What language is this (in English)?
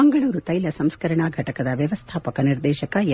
Kannada